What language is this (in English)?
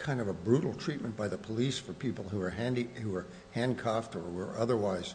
English